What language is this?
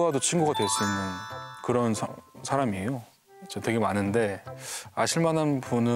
Korean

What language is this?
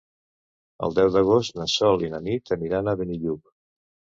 Catalan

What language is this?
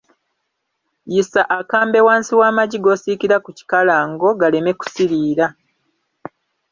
Ganda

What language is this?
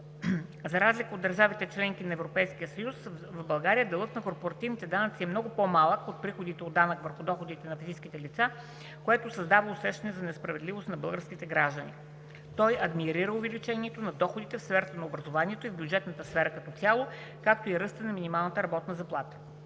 Bulgarian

